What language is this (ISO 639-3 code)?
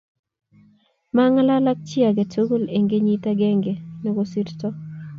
kln